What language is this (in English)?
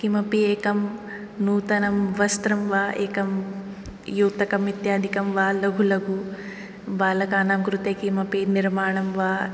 Sanskrit